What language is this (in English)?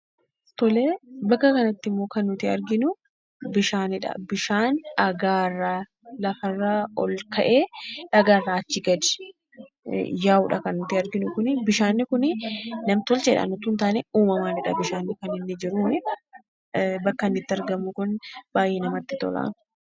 Oromo